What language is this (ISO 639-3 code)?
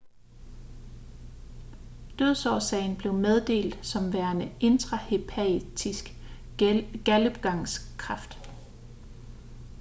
dan